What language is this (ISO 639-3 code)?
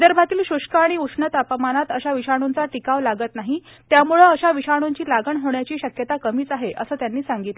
mar